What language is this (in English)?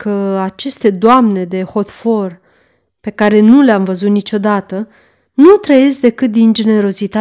Romanian